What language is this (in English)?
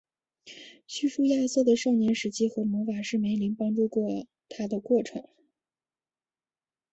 Chinese